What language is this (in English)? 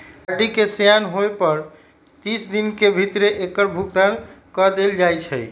Magahi